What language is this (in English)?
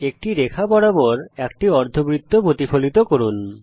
Bangla